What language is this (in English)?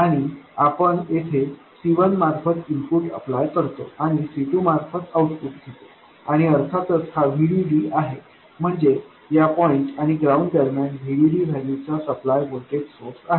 Marathi